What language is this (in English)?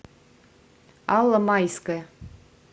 Russian